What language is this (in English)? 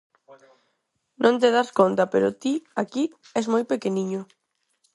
Galician